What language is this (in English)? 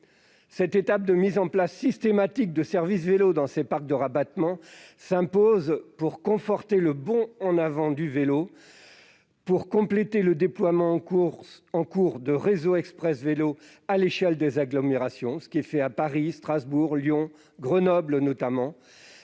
French